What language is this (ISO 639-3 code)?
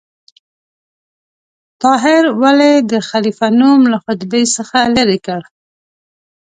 pus